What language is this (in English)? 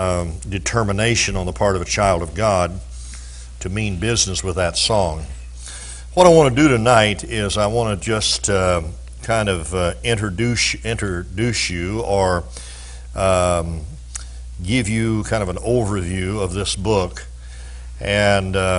English